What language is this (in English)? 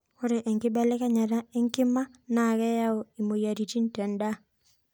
Masai